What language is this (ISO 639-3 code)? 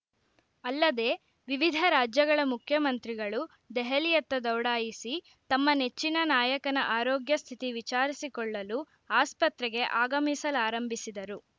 kan